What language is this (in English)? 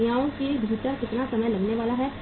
Hindi